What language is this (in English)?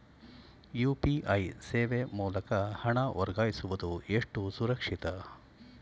Kannada